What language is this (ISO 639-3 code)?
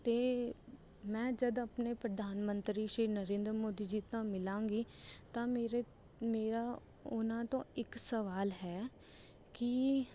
pan